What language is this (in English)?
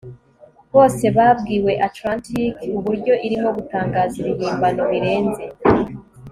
Kinyarwanda